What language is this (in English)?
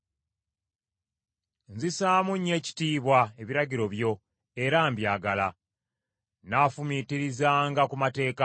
Ganda